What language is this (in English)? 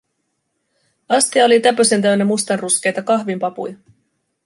Finnish